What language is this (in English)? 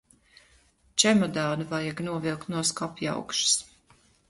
Latvian